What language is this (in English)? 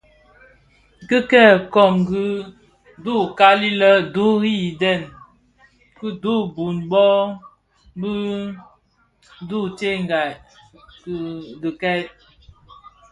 Bafia